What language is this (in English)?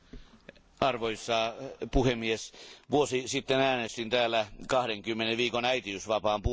Finnish